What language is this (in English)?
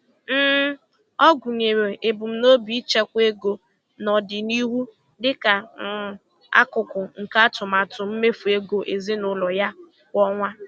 Igbo